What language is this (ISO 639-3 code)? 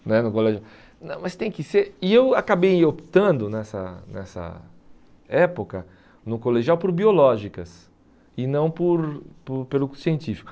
por